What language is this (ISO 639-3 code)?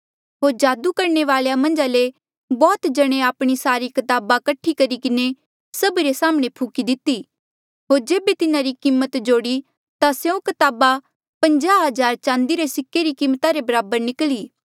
mjl